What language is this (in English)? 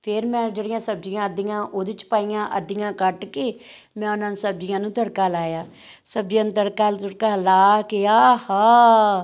Punjabi